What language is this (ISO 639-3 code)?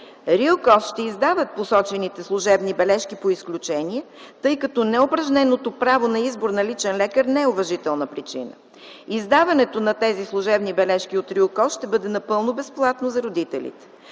bul